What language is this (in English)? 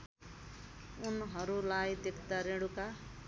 Nepali